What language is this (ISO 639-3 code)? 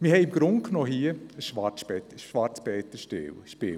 gsw